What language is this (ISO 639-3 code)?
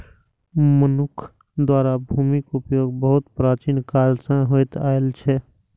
mai